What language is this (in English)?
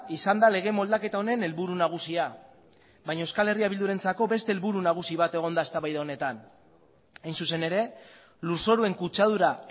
Basque